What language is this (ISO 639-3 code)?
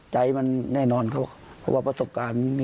tha